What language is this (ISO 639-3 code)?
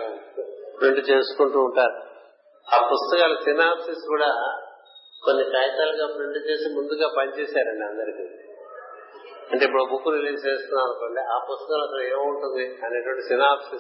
tel